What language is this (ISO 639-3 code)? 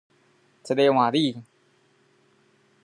zho